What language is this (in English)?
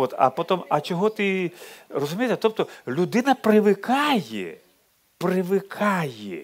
Ukrainian